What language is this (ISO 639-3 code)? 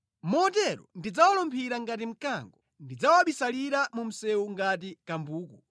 nya